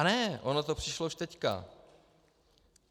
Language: Czech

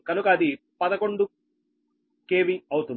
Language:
Telugu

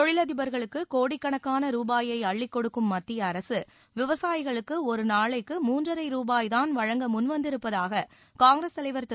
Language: Tamil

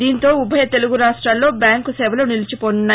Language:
Telugu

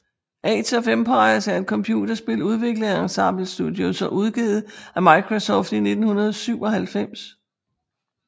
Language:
Danish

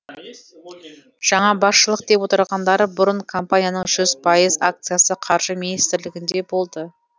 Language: Kazakh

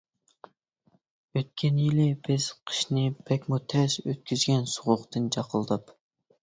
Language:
Uyghur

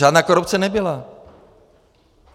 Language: Czech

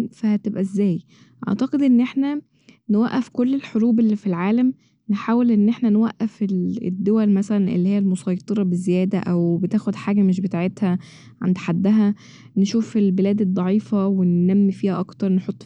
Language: Egyptian Arabic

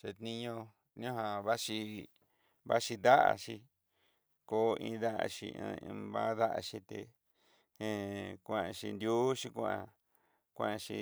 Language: Southeastern Nochixtlán Mixtec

